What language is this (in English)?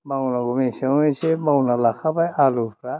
Bodo